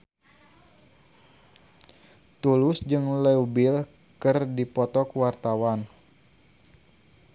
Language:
Sundanese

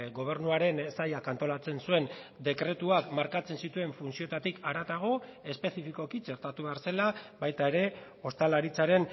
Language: Basque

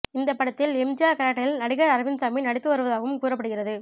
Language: Tamil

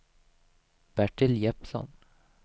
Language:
Swedish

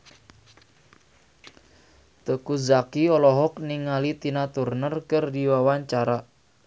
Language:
Sundanese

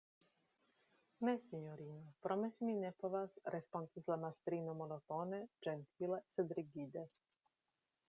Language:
Esperanto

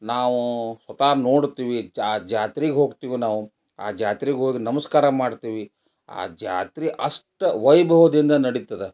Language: Kannada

